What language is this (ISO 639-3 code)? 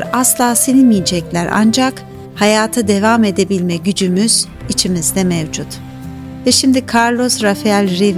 tur